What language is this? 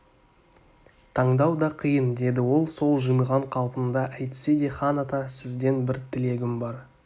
Kazakh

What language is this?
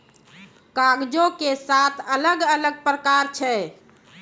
Maithili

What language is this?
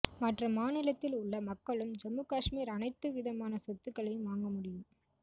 Tamil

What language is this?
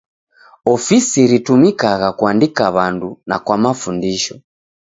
Taita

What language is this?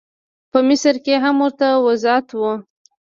Pashto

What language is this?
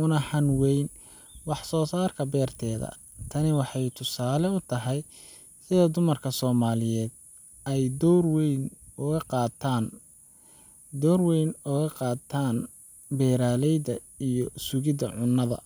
Somali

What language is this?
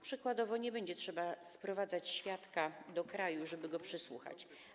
Polish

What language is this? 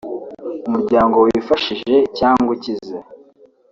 Kinyarwanda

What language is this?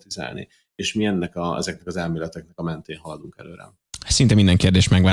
Hungarian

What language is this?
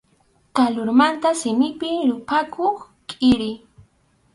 Arequipa-La Unión Quechua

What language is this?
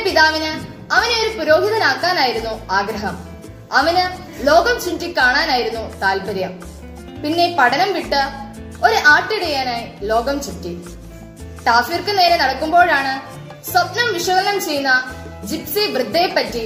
Malayalam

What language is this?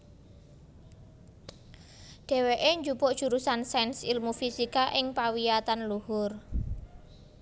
Javanese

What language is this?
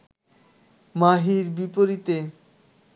Bangla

